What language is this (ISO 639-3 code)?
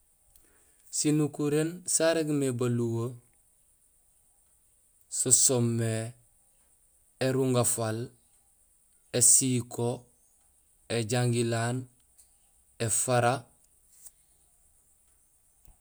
gsl